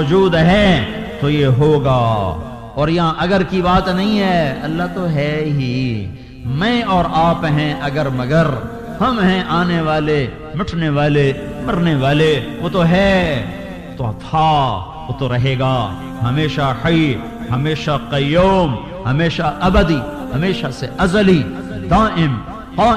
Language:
Urdu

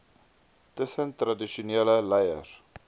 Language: Afrikaans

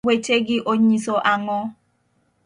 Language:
Luo (Kenya and Tanzania)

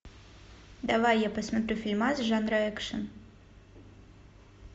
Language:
Russian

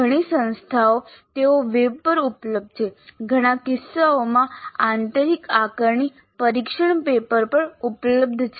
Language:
Gujarati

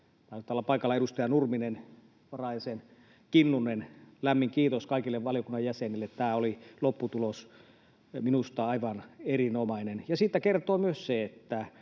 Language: Finnish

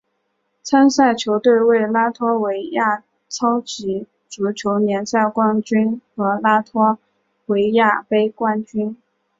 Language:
Chinese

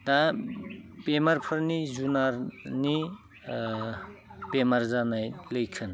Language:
Bodo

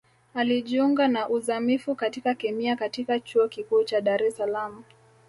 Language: Swahili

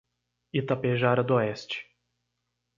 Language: Portuguese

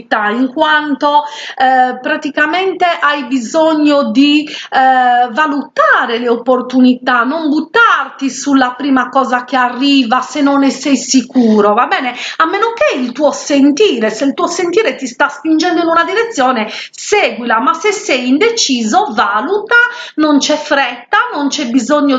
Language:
Italian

